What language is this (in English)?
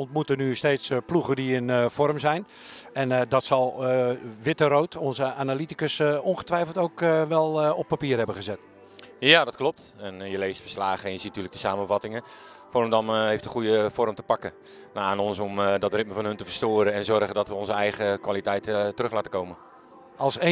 Dutch